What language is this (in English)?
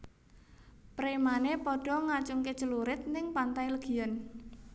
Javanese